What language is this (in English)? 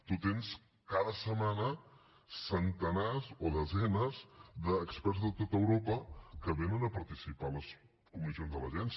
Catalan